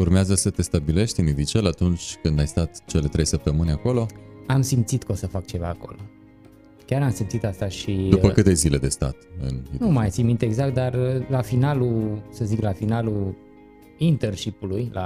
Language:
Romanian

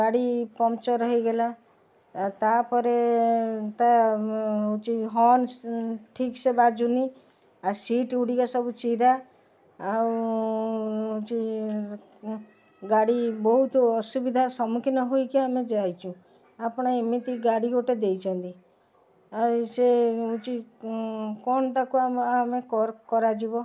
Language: Odia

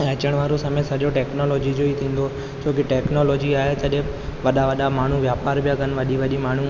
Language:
Sindhi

